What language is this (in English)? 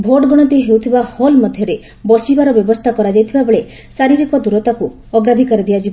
Odia